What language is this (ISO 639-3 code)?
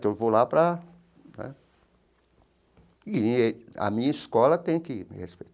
por